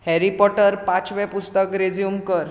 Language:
Konkani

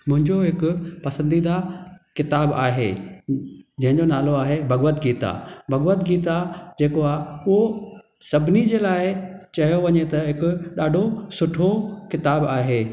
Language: Sindhi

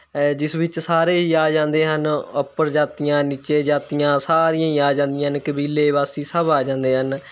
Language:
Punjabi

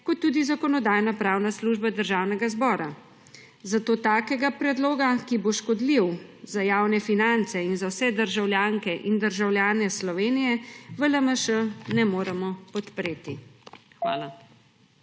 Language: Slovenian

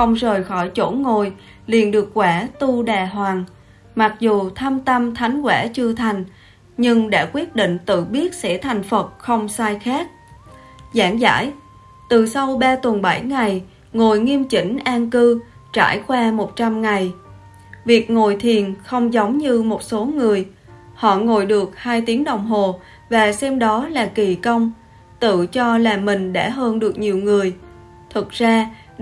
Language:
Vietnamese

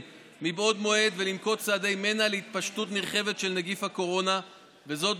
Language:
Hebrew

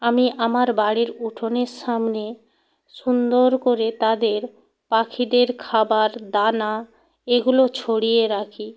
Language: Bangla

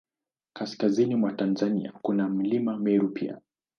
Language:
Swahili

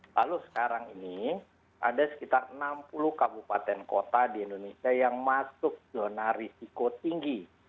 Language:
Indonesian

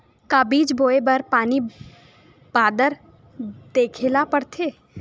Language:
Chhattisgarhi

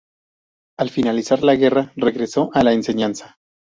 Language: Spanish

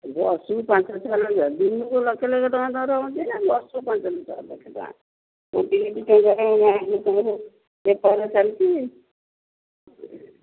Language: Odia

